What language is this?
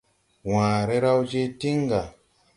Tupuri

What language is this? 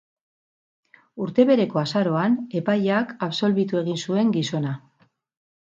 Basque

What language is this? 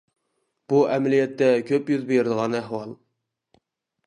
Uyghur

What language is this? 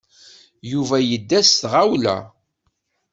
Kabyle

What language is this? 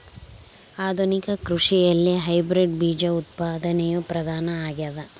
Kannada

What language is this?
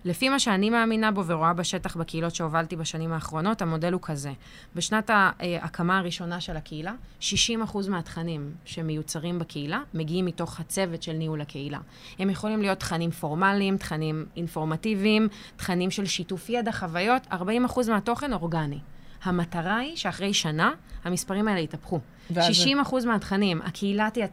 Hebrew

